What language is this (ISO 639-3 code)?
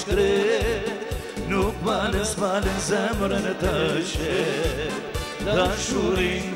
ron